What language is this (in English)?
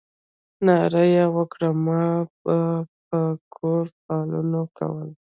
Pashto